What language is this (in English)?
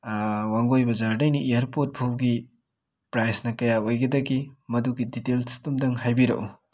Manipuri